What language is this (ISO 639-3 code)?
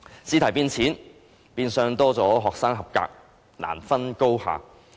yue